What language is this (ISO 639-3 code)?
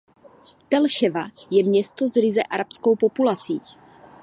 ces